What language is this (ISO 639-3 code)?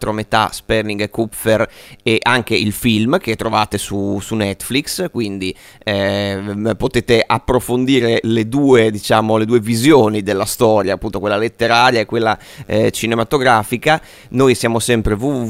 ita